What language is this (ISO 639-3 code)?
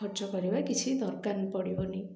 ori